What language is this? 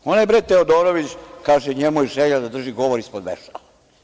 Serbian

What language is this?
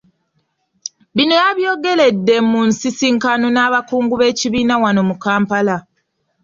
Ganda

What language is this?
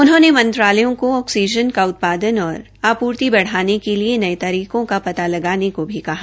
Hindi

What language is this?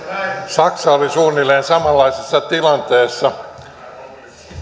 Finnish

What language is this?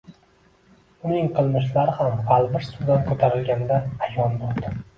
Uzbek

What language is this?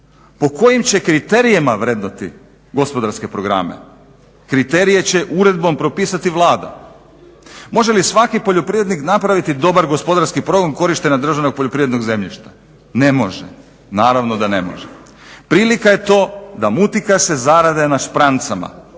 Croatian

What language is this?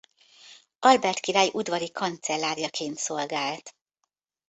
Hungarian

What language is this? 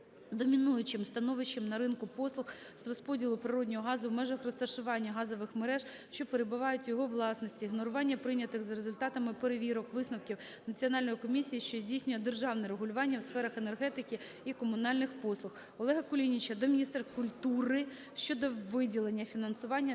Ukrainian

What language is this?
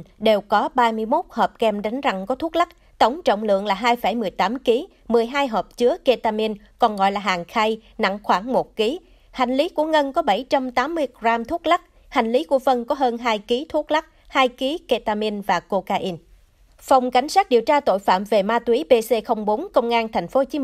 Vietnamese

